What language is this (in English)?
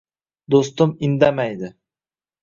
Uzbek